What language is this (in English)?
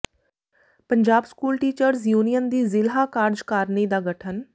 Punjabi